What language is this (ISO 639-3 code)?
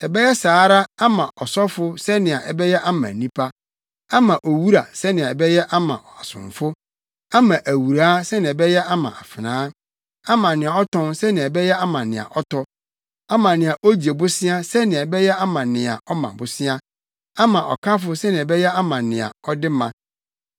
aka